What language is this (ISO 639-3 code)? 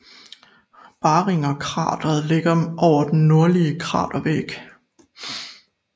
dan